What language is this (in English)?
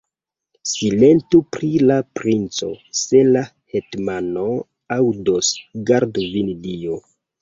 Esperanto